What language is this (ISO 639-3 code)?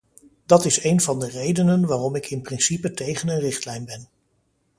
nld